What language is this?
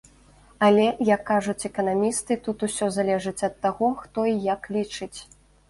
Belarusian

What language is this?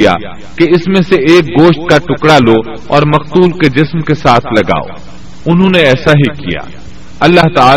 Urdu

